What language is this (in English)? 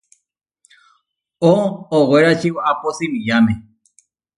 Huarijio